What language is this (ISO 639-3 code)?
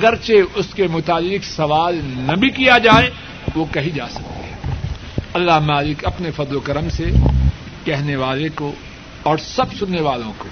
urd